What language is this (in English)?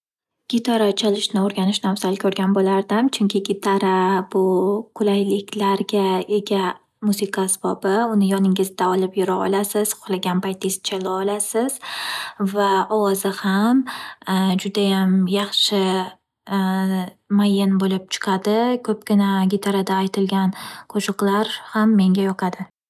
Uzbek